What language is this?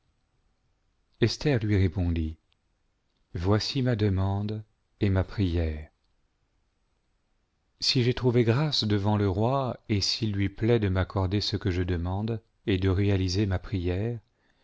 French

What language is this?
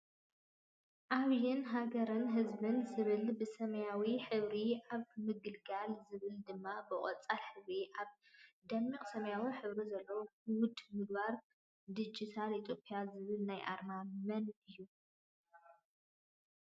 Tigrinya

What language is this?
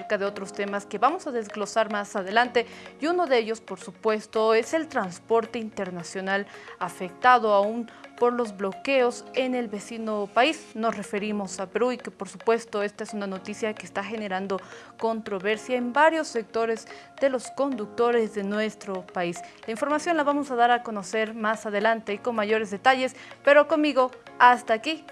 Spanish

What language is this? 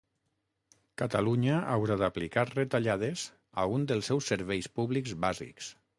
Catalan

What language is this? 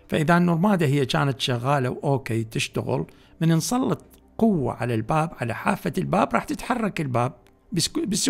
Arabic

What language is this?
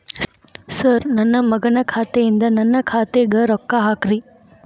Kannada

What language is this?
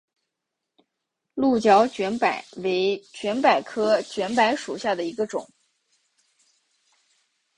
Chinese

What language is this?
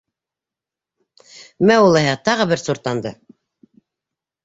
Bashkir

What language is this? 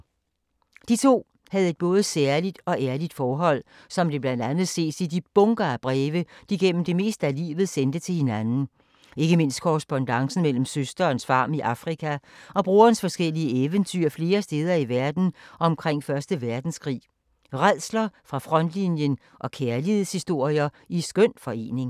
Danish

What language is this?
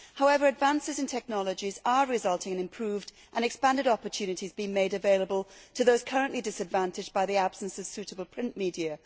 English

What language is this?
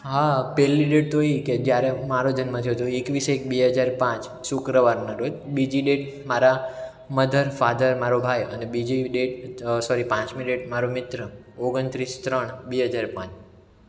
Gujarati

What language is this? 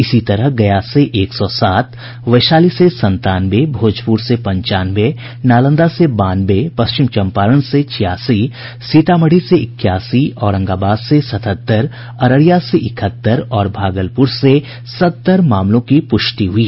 Hindi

